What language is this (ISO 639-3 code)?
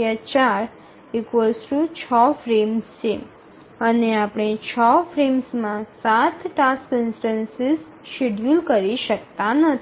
guj